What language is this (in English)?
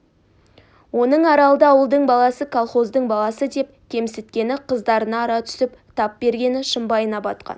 Kazakh